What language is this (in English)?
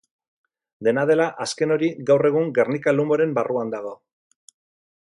Basque